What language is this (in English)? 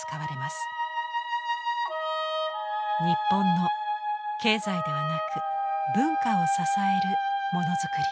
Japanese